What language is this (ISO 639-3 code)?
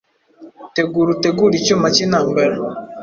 kin